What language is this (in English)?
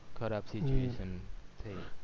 Gujarati